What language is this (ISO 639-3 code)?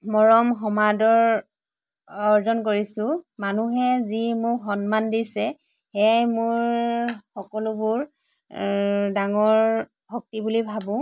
asm